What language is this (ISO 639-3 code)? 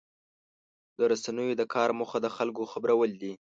pus